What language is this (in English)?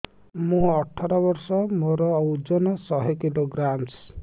Odia